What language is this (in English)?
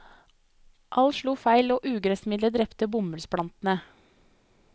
Norwegian